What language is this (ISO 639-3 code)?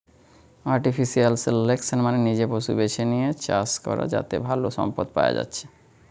ben